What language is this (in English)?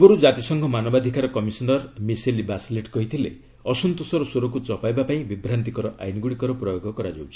Odia